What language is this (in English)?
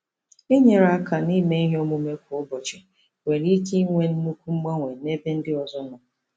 Igbo